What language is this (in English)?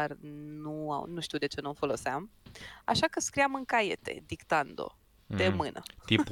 Romanian